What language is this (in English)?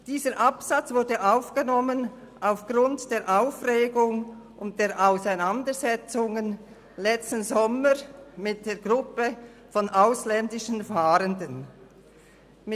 Swiss German